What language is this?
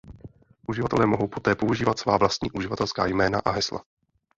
Czech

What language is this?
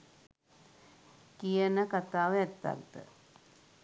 Sinhala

